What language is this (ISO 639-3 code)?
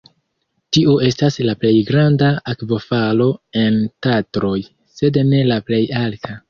epo